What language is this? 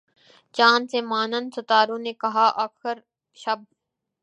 Urdu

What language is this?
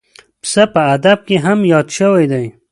Pashto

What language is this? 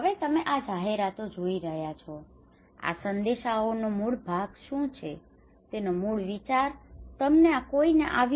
Gujarati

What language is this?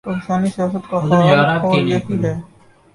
Urdu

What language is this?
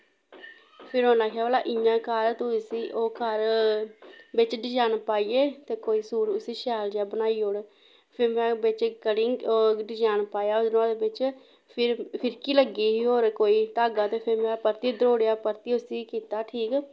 Dogri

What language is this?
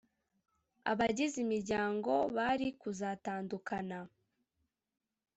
Kinyarwanda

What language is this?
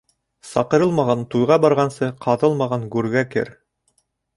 Bashkir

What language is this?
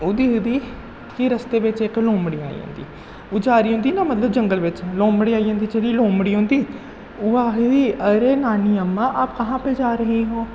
Dogri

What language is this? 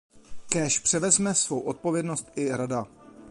Czech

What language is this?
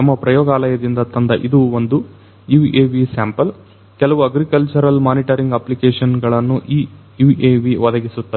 Kannada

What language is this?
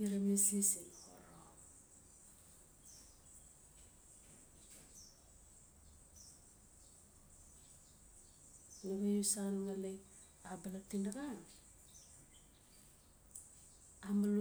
Notsi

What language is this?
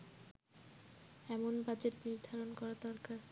Bangla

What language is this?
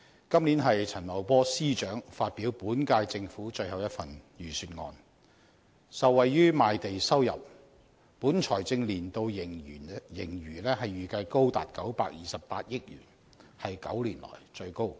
Cantonese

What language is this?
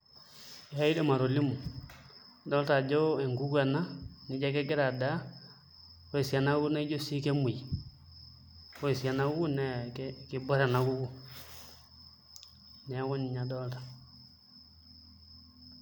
Masai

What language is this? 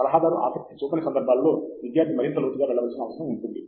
Telugu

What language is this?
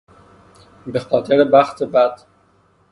Persian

